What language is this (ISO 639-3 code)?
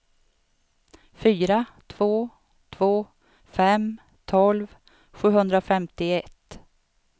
swe